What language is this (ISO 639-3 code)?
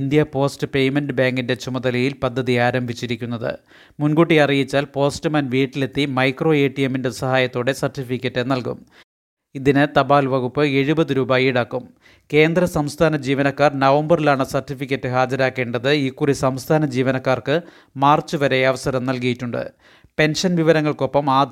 mal